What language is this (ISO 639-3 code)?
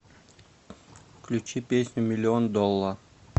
rus